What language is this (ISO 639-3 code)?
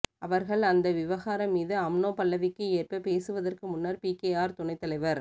tam